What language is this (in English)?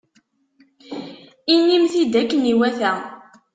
Kabyle